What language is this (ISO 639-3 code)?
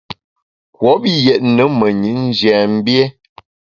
bax